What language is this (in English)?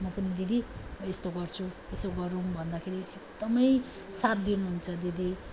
Nepali